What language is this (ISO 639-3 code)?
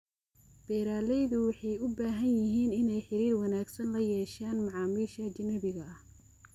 som